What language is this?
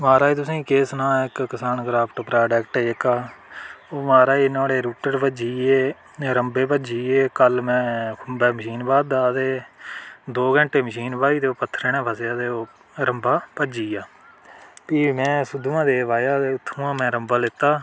Dogri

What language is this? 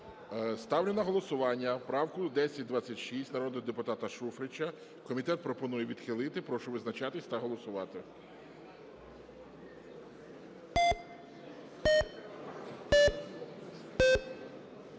Ukrainian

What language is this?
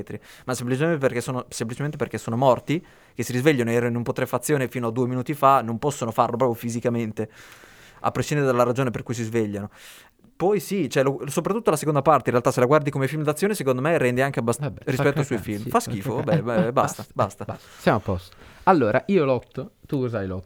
Italian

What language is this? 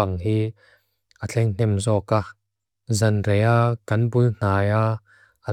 Mizo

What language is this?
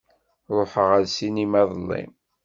Kabyle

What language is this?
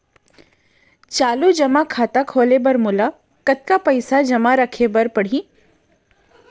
Chhattisgarhi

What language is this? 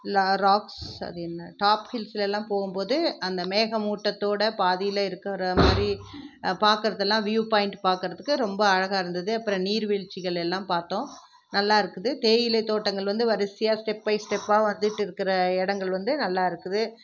Tamil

